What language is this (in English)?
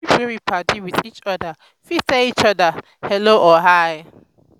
Nigerian Pidgin